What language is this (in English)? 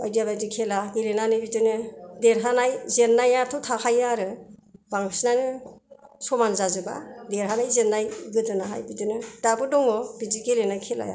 Bodo